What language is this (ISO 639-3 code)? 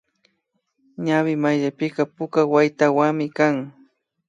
qvi